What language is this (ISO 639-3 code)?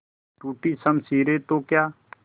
hin